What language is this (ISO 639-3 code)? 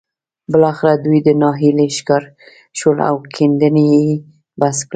pus